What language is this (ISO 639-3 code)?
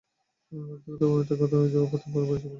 ben